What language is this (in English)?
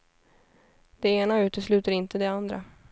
Swedish